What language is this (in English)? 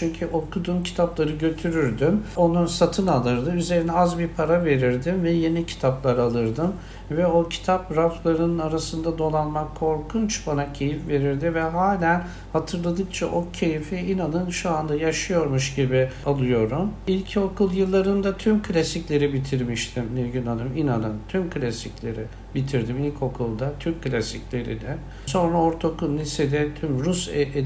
Turkish